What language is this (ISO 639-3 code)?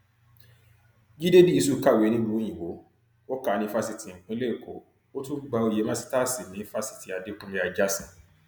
yor